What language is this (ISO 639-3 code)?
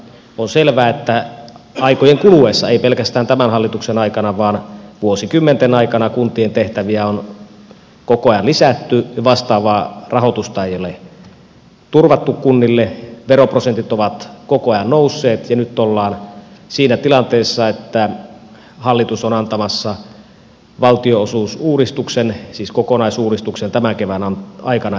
fin